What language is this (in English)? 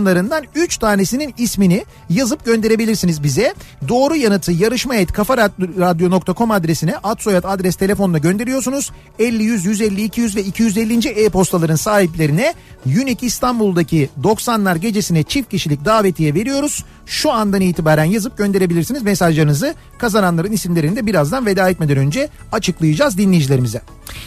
Turkish